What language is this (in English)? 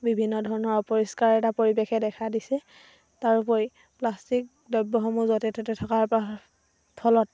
Assamese